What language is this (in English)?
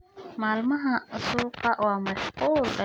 Somali